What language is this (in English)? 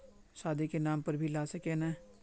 Magahi